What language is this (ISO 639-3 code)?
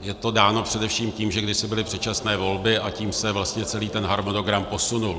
ces